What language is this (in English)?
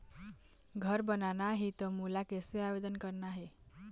Chhattisgarhi